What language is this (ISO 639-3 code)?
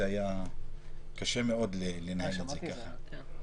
heb